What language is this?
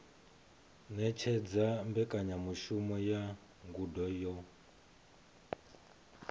Venda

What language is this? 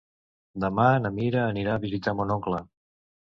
Catalan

